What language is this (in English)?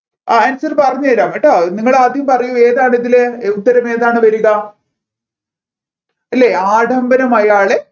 Malayalam